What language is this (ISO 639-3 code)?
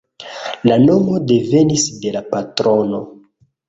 epo